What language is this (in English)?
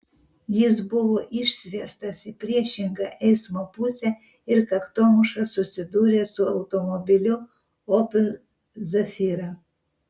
Lithuanian